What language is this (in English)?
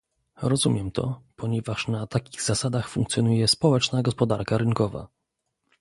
Polish